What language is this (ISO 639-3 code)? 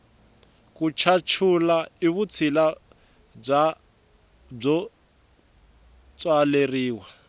tso